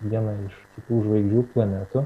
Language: Lithuanian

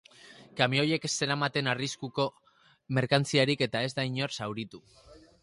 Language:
Basque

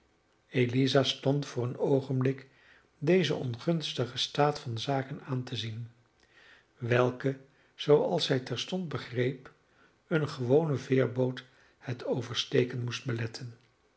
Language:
Dutch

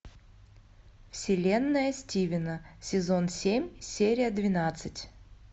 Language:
Russian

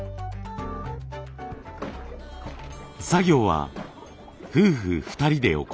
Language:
Japanese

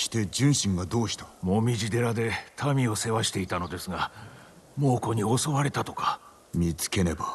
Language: Japanese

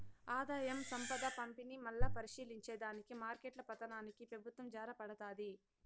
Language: Telugu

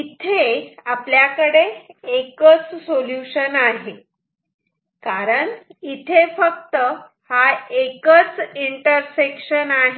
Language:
Marathi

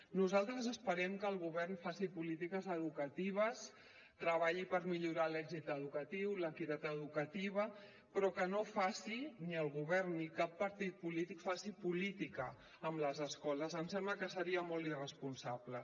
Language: Catalan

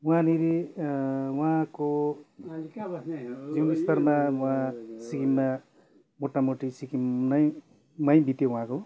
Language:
Nepali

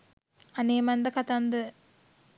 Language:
Sinhala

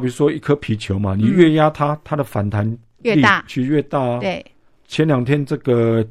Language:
Chinese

